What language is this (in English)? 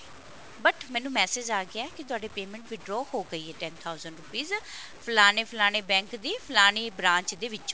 Punjabi